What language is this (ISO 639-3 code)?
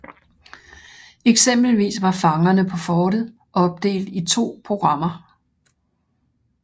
dan